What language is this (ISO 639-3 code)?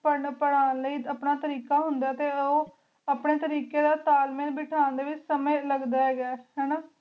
pan